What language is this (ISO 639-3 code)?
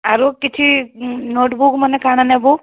ori